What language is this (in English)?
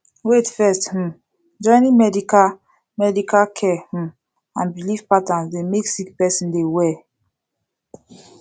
Nigerian Pidgin